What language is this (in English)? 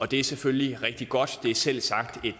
Danish